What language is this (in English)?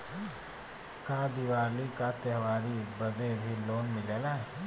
Bhojpuri